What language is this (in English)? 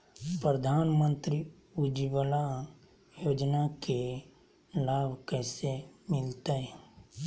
Magahi